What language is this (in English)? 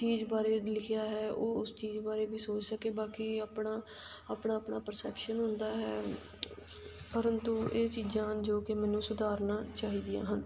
Punjabi